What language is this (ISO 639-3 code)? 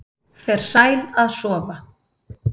isl